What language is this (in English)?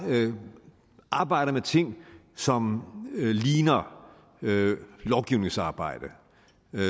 Danish